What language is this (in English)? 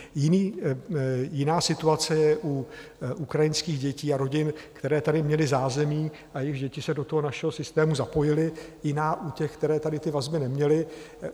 Czech